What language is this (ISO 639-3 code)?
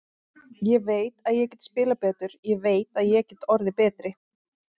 isl